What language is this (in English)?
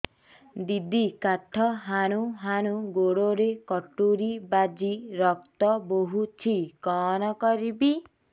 Odia